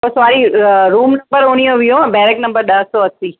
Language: Sindhi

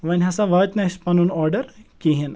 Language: Kashmiri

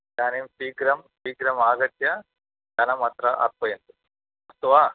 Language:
Sanskrit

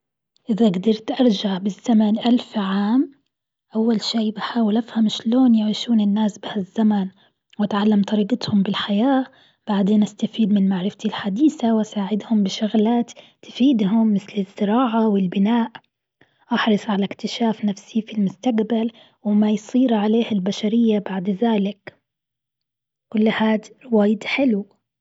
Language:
Gulf Arabic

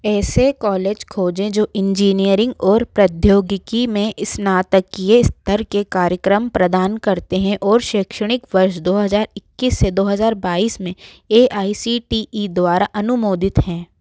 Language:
Hindi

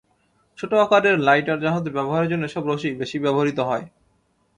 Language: Bangla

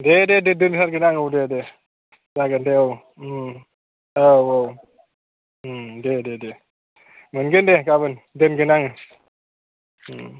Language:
Bodo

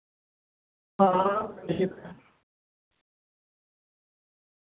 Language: Dogri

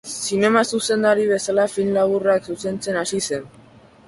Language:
Basque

